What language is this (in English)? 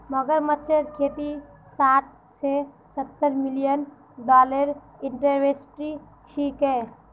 Magahi